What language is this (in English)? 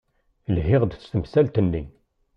Kabyle